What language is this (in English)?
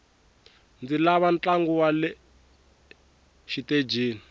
Tsonga